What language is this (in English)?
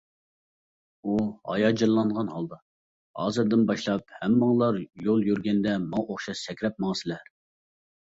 Uyghur